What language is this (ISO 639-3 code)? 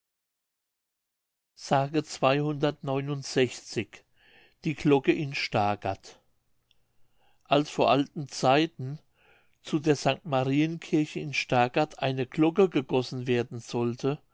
deu